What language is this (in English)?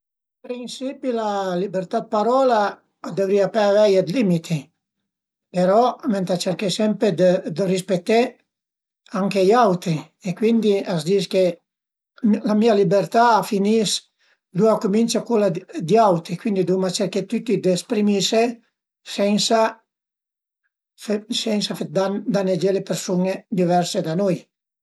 Piedmontese